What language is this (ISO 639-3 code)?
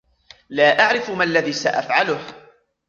ara